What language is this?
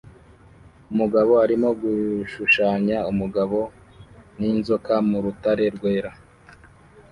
Kinyarwanda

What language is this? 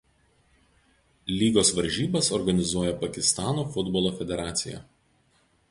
Lithuanian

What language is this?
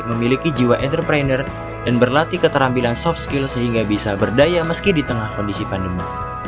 Indonesian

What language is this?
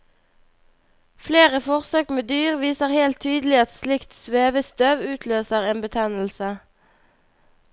Norwegian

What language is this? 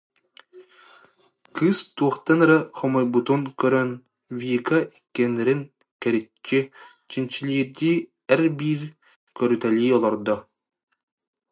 Yakut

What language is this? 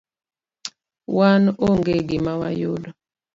Luo (Kenya and Tanzania)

